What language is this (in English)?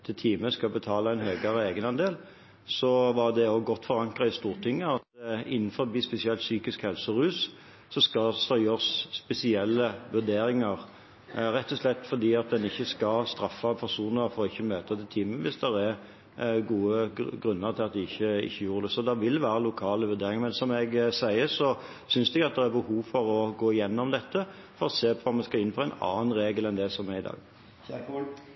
Norwegian Bokmål